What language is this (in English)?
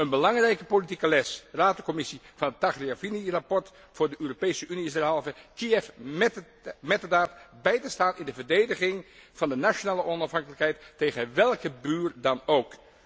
Dutch